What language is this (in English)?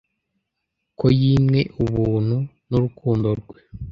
Kinyarwanda